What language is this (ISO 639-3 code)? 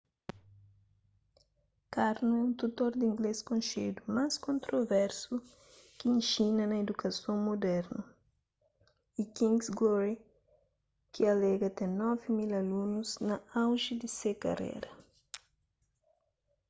kea